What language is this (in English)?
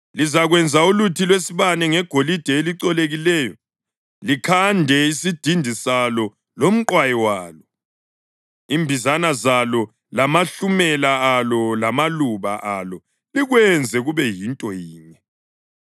North Ndebele